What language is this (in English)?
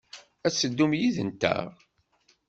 Kabyle